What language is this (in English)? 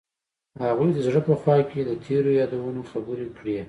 Pashto